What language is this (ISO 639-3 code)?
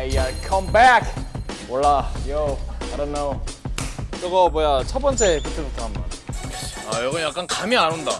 kor